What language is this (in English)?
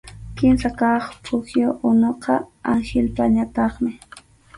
Arequipa-La Unión Quechua